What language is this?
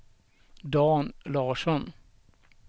Swedish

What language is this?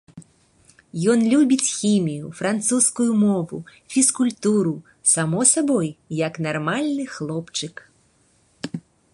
Belarusian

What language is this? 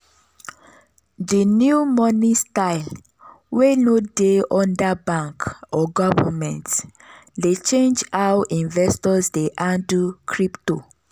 Nigerian Pidgin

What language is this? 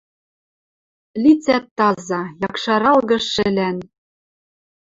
Western Mari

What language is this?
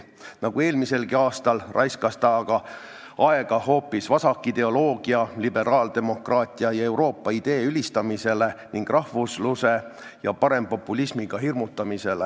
Estonian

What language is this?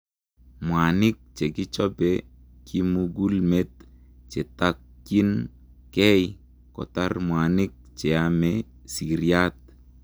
Kalenjin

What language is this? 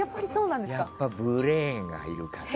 Japanese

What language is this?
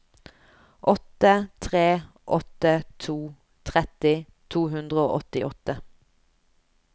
Norwegian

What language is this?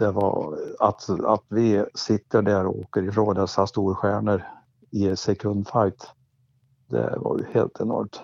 Swedish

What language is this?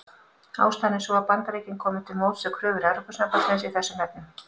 Icelandic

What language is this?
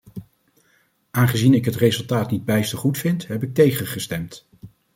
Dutch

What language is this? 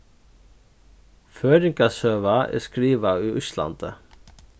Faroese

